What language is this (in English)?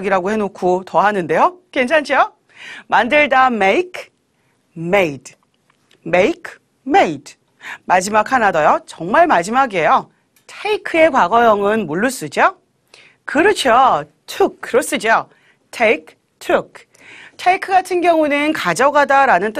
Korean